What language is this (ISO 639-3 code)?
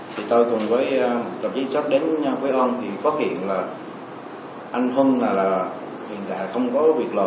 vie